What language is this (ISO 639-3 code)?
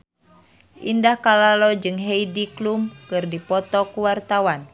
sun